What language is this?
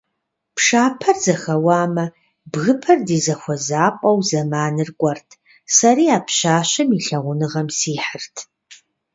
Kabardian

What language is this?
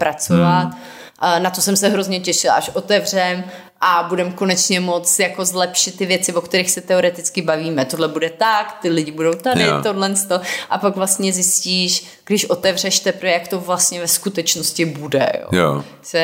Czech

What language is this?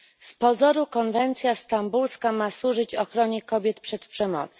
Polish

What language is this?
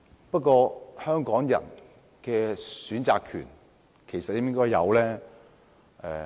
Cantonese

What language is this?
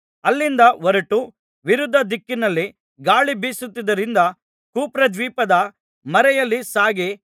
Kannada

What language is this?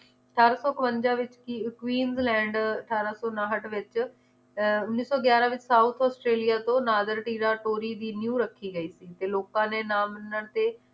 Punjabi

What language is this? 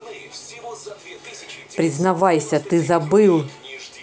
Russian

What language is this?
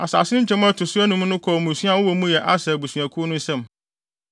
Akan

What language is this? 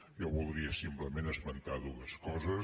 Catalan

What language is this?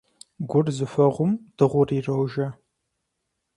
Kabardian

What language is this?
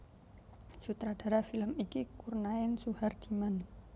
Javanese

